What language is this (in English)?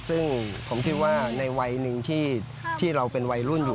Thai